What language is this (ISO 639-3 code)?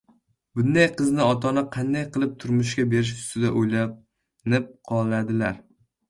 uzb